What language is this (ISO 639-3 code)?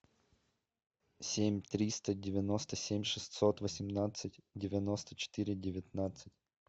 rus